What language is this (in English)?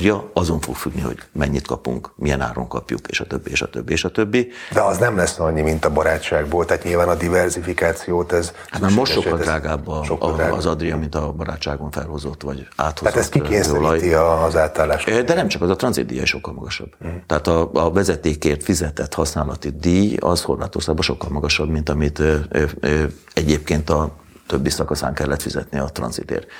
Hungarian